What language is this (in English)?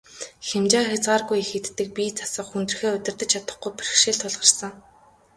Mongolian